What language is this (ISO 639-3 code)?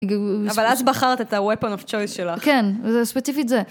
heb